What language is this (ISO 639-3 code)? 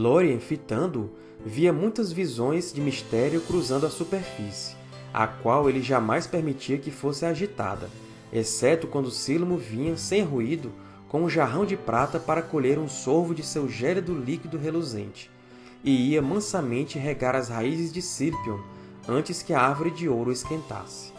por